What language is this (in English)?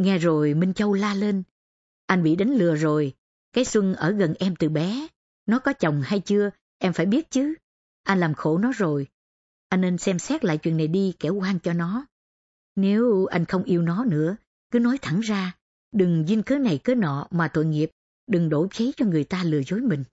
Vietnamese